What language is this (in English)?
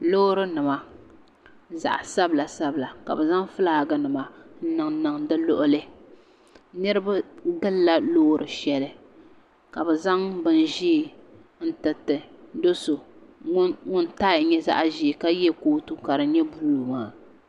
Dagbani